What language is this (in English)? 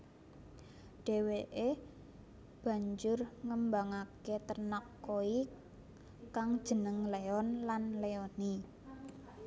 Javanese